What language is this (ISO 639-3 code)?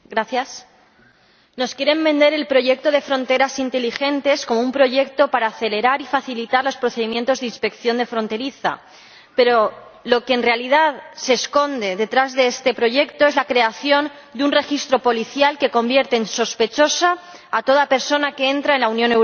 spa